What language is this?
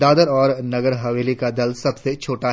Hindi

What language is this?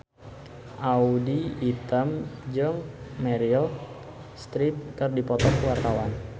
Sundanese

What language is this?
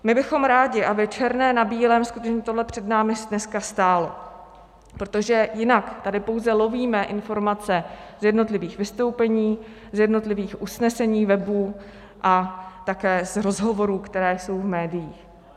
Czech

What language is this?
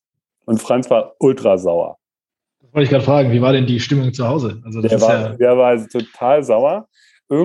German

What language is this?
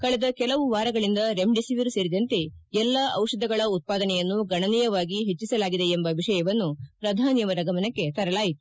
Kannada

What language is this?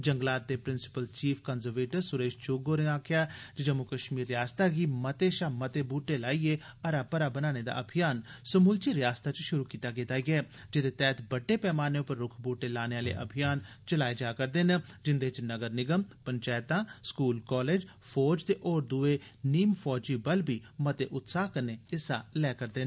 Dogri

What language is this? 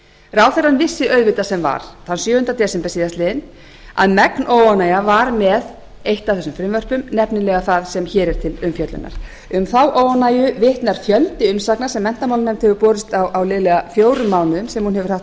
Icelandic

